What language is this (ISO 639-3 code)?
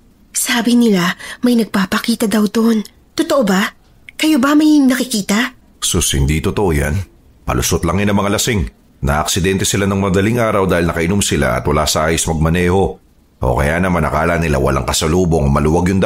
fil